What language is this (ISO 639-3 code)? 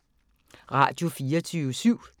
dan